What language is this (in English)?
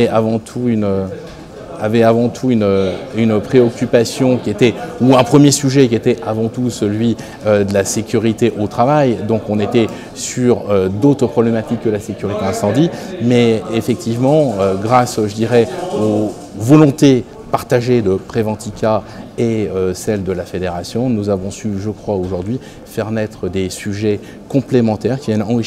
French